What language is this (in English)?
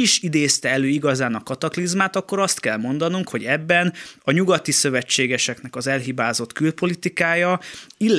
Hungarian